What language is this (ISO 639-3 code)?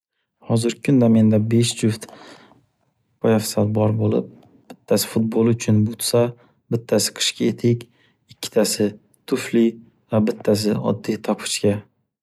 uzb